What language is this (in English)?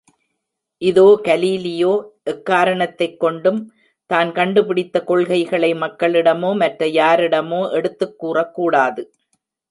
Tamil